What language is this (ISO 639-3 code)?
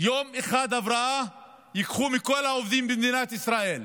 heb